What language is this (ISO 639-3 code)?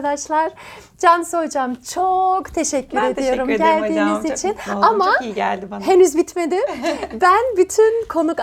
tur